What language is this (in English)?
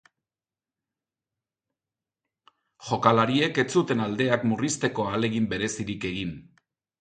Basque